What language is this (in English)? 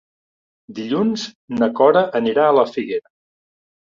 Catalan